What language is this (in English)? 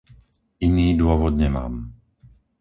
Slovak